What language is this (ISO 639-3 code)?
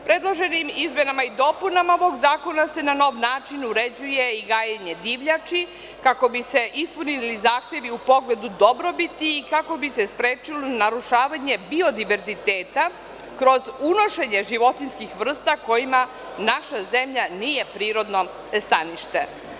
srp